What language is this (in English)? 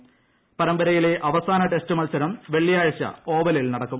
Malayalam